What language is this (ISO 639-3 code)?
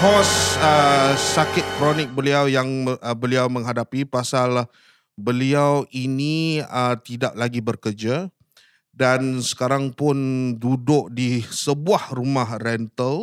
msa